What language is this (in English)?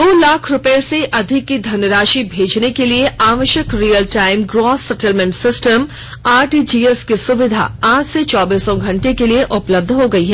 Hindi